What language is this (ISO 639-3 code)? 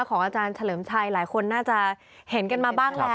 tha